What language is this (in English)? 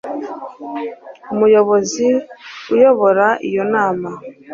Kinyarwanda